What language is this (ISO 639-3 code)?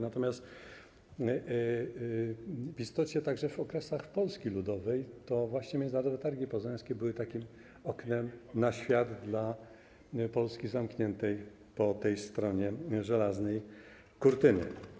pol